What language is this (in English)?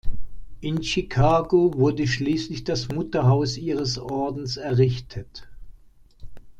German